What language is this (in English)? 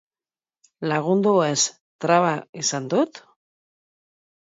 Basque